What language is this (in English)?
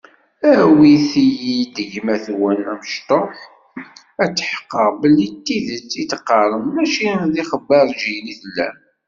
Kabyle